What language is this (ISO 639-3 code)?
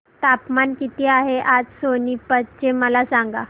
mar